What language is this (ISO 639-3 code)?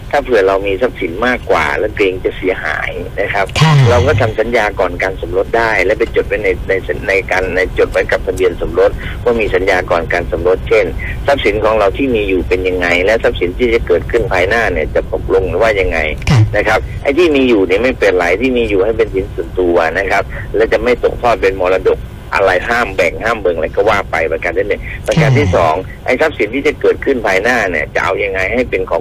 tha